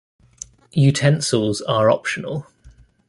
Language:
English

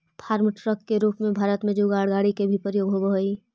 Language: Magahi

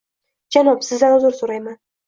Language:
Uzbek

